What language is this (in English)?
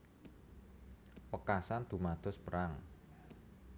Javanese